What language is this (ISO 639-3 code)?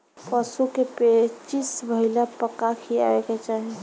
bho